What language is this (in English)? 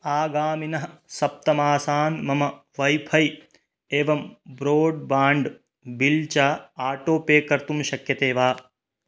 Sanskrit